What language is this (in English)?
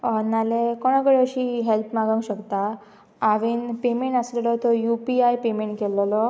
Konkani